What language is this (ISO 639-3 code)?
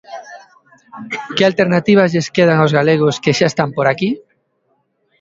glg